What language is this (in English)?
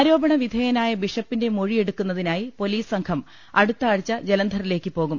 Malayalam